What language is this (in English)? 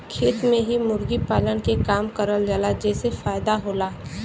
Bhojpuri